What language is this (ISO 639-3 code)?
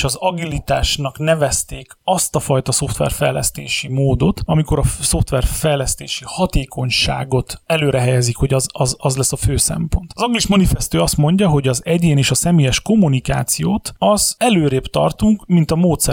hun